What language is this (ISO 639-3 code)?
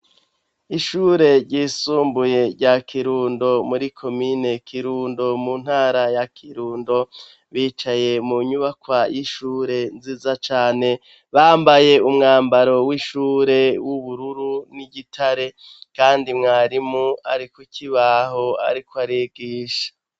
run